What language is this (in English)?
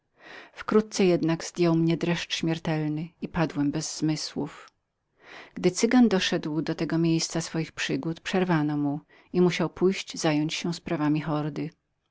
Polish